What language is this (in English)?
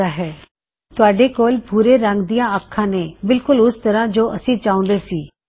Punjabi